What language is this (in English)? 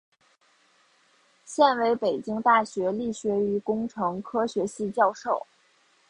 Chinese